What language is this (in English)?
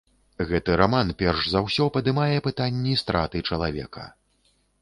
Belarusian